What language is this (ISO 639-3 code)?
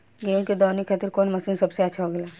bho